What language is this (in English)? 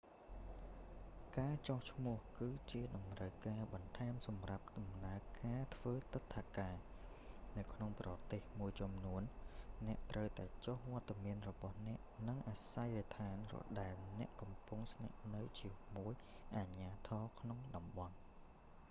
Khmer